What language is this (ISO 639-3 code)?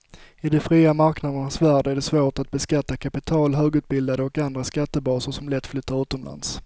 swe